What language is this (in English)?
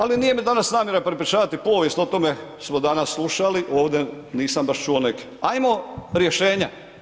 Croatian